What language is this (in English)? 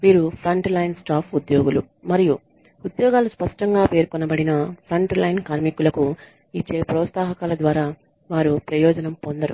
Telugu